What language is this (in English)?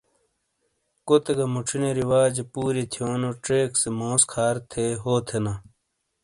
Shina